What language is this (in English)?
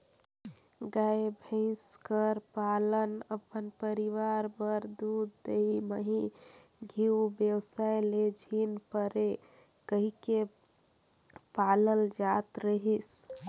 Chhattisgarhi